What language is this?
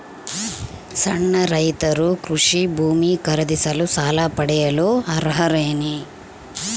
Kannada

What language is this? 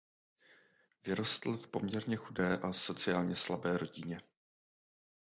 Czech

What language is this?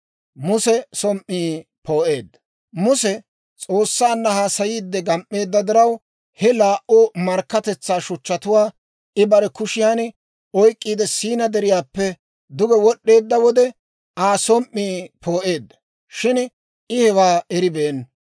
Dawro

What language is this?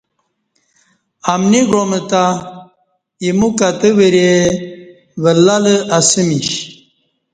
Kati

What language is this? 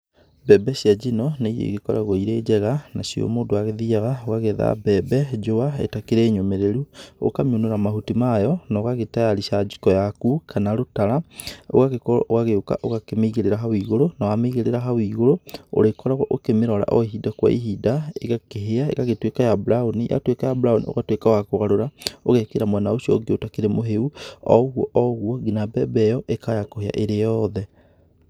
Kikuyu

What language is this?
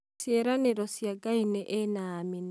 Kikuyu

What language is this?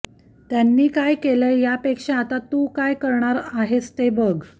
Marathi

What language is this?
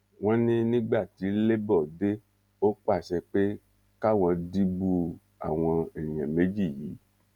Yoruba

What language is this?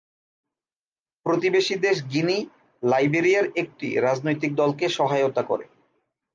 Bangla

